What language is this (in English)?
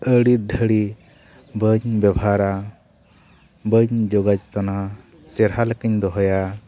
Santali